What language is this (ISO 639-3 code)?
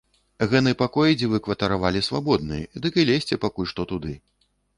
bel